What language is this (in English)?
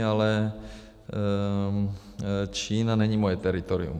Czech